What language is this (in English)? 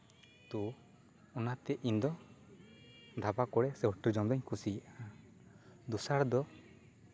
Santali